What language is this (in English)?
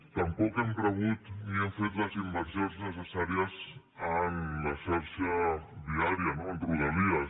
Catalan